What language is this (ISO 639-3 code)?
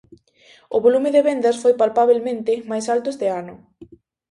glg